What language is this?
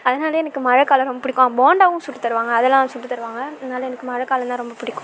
Tamil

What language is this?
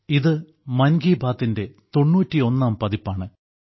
Malayalam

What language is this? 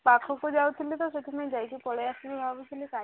Odia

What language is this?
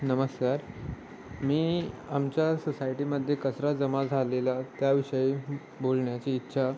Marathi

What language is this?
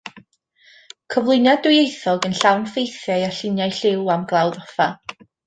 Welsh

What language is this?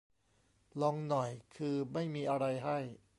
Thai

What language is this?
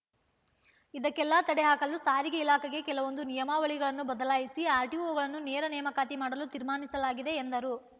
Kannada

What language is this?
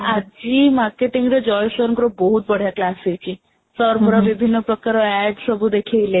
Odia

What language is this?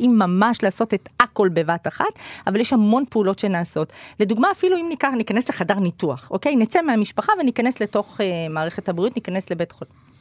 Hebrew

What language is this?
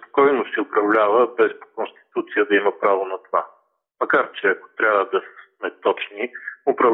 Bulgarian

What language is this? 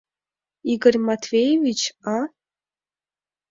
Mari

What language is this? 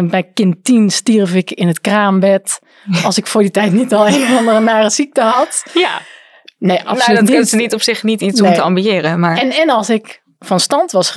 Dutch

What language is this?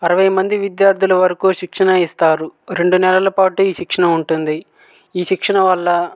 Telugu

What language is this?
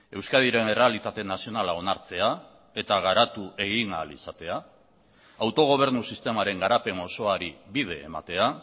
Basque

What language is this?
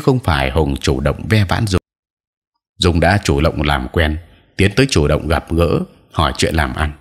Vietnamese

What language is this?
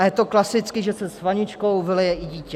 Czech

